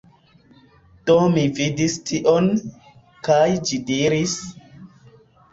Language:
Esperanto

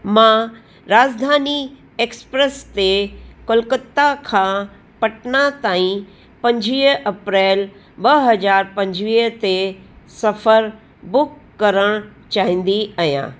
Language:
Sindhi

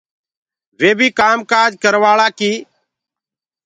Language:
Gurgula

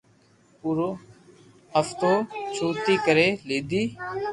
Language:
Loarki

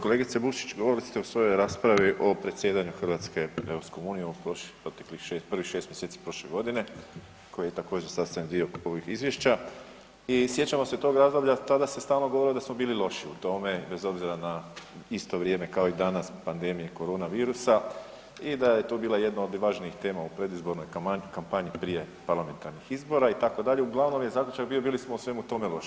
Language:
Croatian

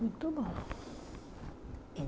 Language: Portuguese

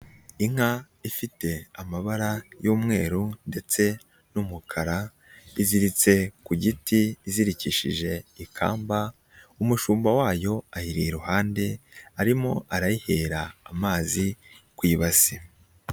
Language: Kinyarwanda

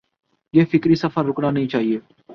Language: Urdu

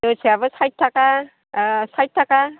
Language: Bodo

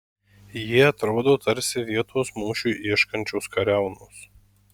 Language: Lithuanian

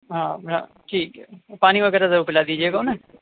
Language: Urdu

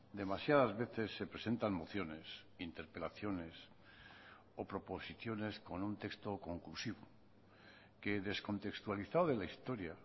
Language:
Spanish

